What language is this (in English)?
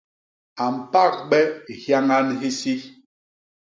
Basaa